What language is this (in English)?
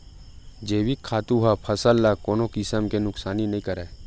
Chhattisgarhi